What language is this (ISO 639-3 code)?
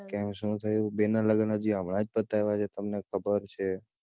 guj